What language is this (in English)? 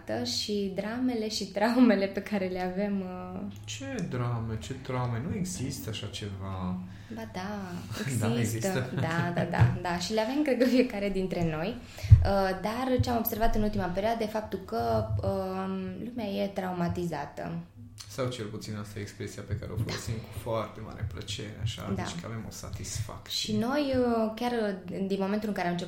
Romanian